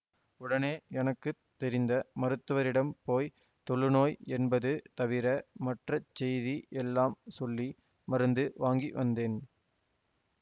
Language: Tamil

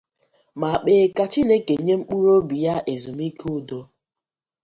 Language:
Igbo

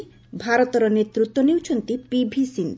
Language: Odia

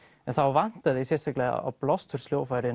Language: Icelandic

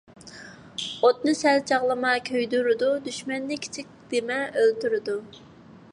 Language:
Uyghur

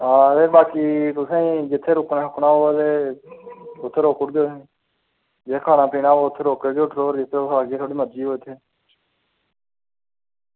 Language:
Dogri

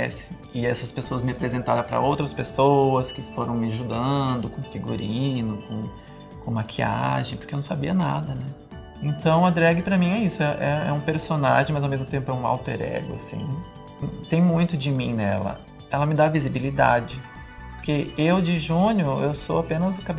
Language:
Portuguese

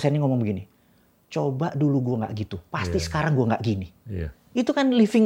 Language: Indonesian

